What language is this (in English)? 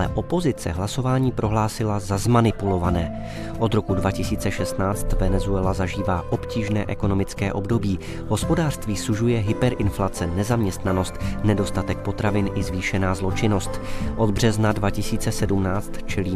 Czech